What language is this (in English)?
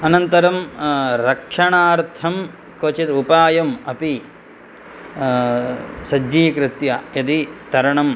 Sanskrit